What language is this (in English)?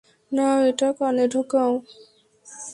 Bangla